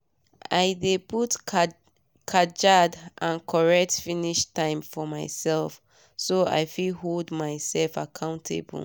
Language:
Nigerian Pidgin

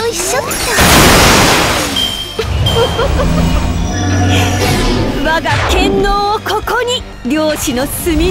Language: Japanese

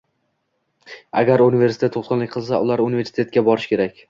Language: Uzbek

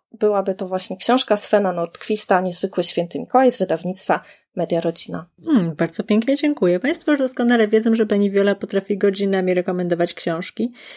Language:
Polish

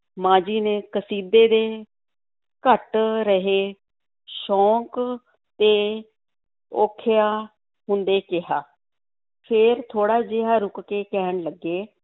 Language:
Punjabi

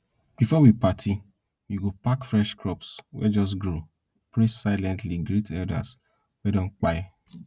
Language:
Nigerian Pidgin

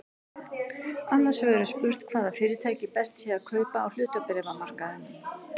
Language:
Icelandic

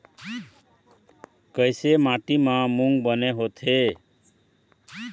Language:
Chhattisgarhi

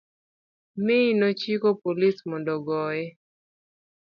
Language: Luo (Kenya and Tanzania)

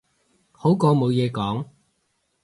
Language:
Cantonese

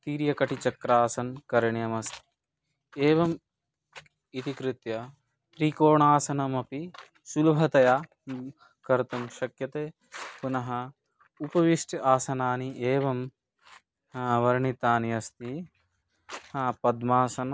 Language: Sanskrit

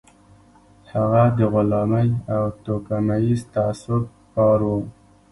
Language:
Pashto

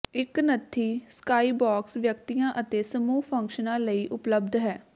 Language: Punjabi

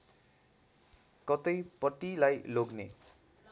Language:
Nepali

